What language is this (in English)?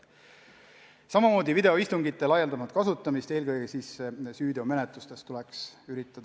Estonian